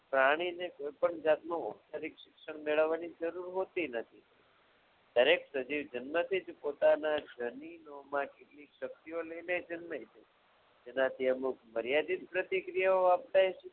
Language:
Gujarati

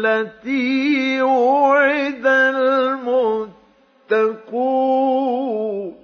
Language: Arabic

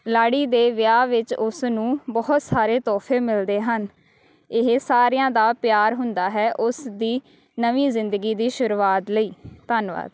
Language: Punjabi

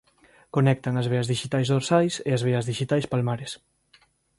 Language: Galician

